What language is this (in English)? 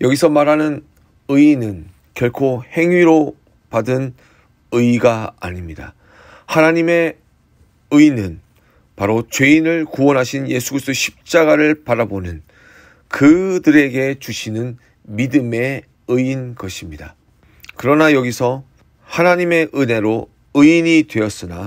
Korean